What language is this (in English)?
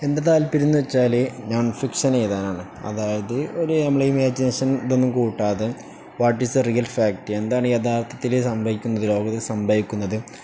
Malayalam